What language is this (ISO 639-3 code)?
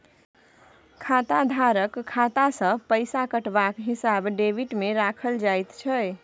mai